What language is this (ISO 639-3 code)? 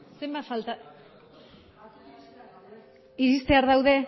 eus